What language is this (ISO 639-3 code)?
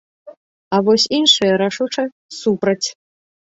bel